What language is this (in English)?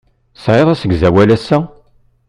Kabyle